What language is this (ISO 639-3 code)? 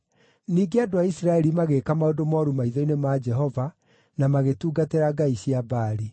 kik